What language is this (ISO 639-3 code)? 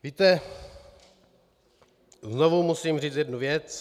ces